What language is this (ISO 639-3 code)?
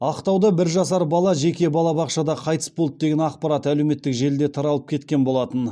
kaz